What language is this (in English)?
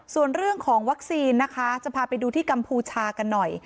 Thai